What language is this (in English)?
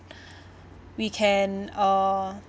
English